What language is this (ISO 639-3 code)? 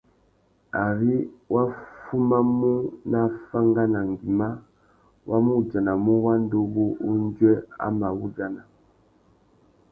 bag